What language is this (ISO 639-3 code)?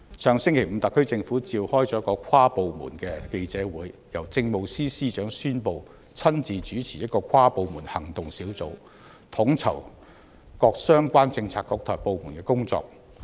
yue